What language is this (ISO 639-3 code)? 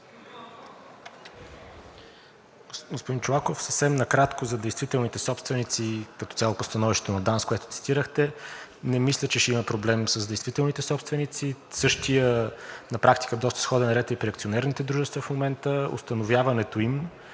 bul